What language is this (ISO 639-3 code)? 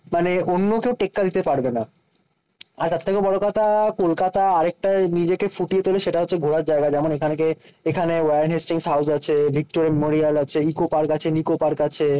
ben